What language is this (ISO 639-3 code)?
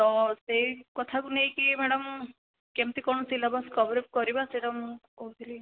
ori